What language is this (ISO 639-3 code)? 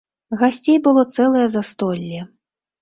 bel